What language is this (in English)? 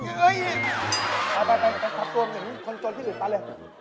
Thai